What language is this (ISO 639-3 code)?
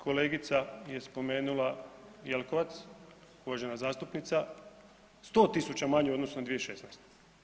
hrv